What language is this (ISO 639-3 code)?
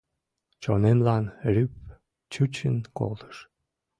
chm